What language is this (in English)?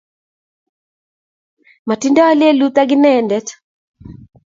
Kalenjin